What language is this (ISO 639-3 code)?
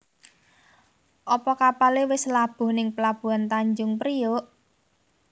jav